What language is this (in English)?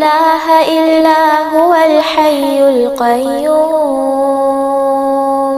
Arabic